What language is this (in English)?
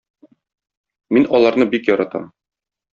Tatar